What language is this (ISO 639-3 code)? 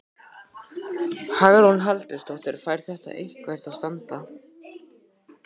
isl